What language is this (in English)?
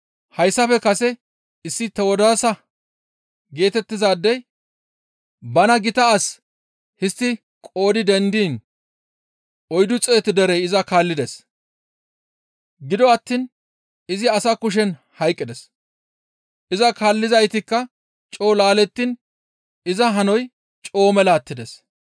Gamo